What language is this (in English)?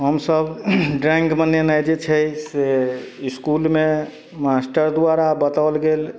Maithili